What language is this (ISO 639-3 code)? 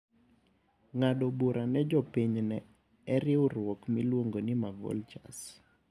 luo